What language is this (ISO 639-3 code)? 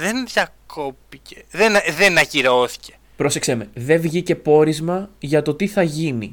ell